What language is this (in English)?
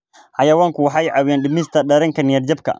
Somali